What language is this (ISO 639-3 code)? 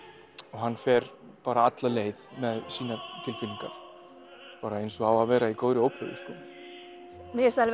isl